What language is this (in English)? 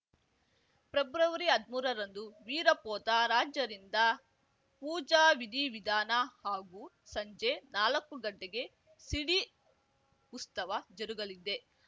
Kannada